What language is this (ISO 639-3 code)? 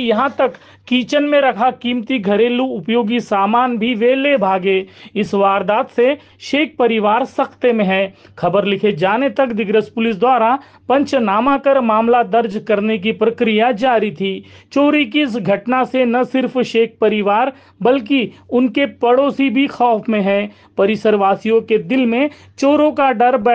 hin